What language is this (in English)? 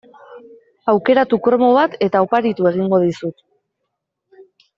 Basque